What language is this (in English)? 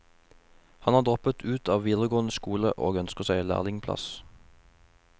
Norwegian